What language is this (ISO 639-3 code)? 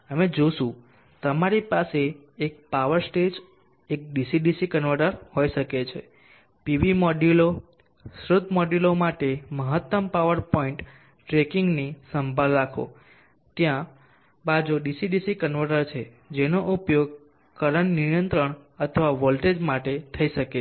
guj